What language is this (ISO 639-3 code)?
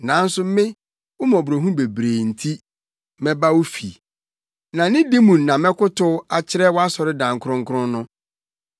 aka